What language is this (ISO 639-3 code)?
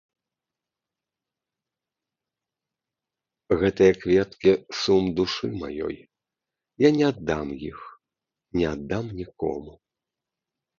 bel